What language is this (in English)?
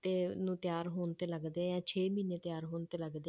Punjabi